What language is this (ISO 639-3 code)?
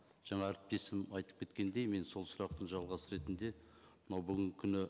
kaz